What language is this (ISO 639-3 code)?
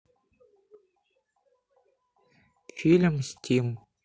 rus